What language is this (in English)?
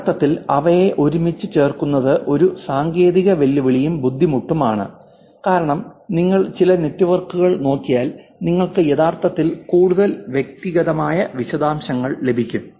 Malayalam